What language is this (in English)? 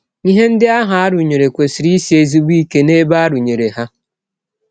Igbo